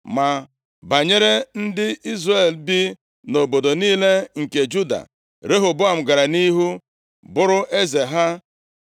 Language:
Igbo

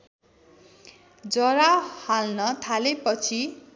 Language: Nepali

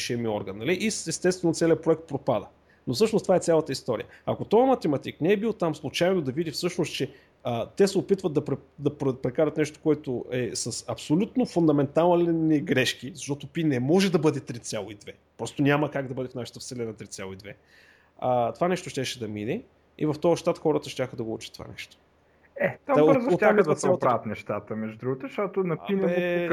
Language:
Bulgarian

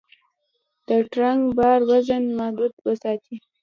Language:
Pashto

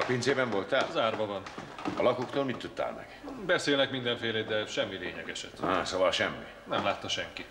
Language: Hungarian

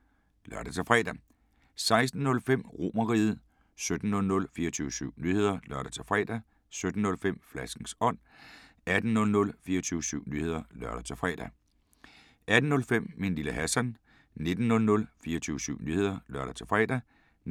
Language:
Danish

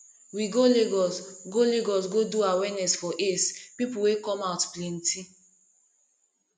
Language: Nigerian Pidgin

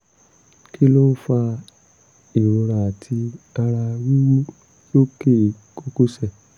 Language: Yoruba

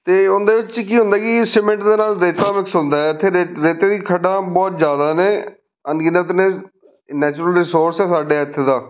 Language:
Punjabi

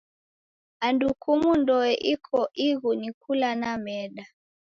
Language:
Taita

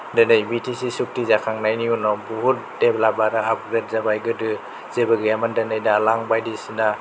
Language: Bodo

